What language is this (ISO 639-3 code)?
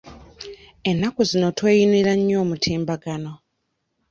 lug